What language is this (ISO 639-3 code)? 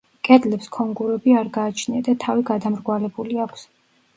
kat